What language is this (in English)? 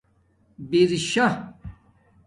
Domaaki